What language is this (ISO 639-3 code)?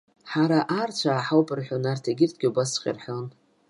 abk